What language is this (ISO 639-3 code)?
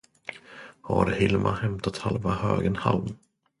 swe